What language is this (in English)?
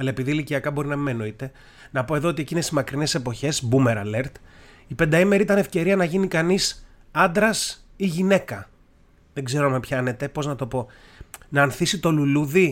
Greek